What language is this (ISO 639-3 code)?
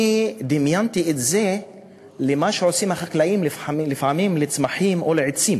heb